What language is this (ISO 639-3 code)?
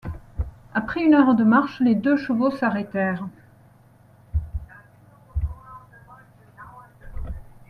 fra